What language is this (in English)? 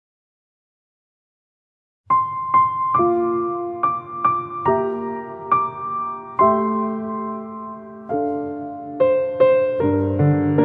Korean